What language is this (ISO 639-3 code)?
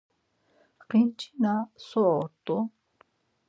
lzz